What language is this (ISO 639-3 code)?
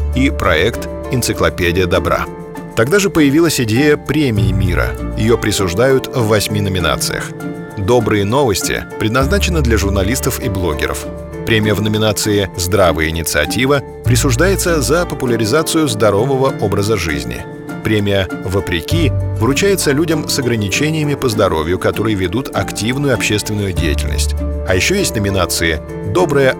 rus